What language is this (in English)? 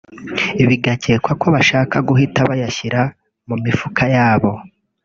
Kinyarwanda